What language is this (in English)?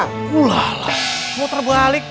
Indonesian